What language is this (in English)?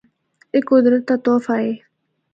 Northern Hindko